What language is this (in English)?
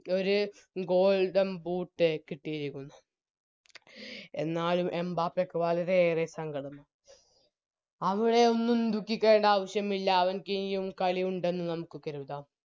Malayalam